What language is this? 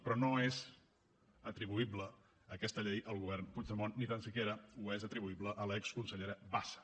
Catalan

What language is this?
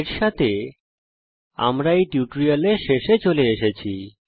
Bangla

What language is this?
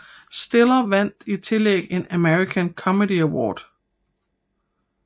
Danish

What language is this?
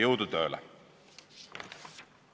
Estonian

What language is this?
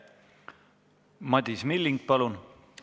Estonian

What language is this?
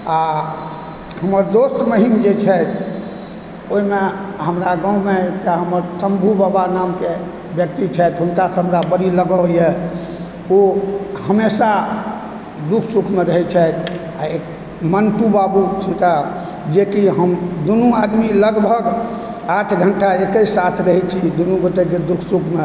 Maithili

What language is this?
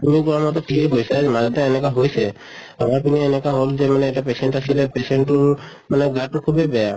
Assamese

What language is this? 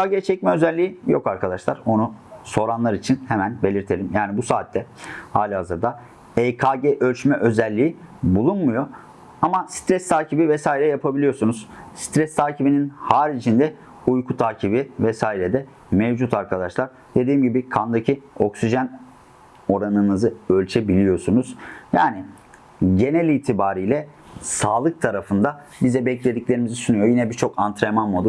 Turkish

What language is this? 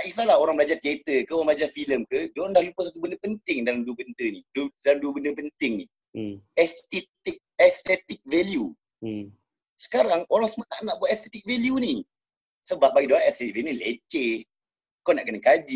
Malay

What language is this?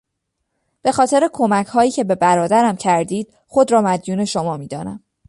Persian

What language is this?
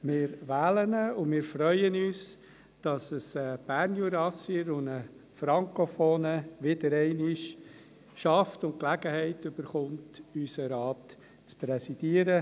Swiss German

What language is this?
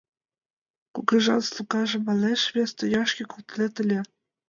Mari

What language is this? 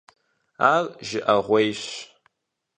Kabardian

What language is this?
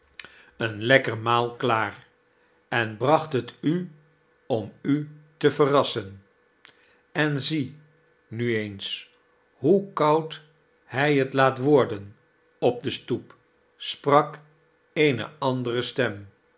Dutch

